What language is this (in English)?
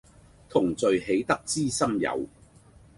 Cantonese